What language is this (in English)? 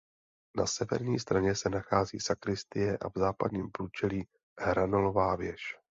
Czech